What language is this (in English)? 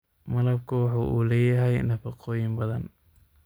Somali